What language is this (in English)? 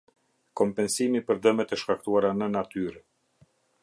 Albanian